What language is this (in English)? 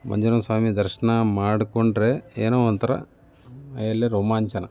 Kannada